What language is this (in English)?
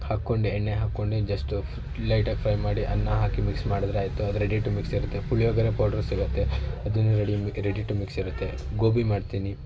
Kannada